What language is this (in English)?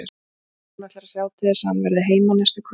Icelandic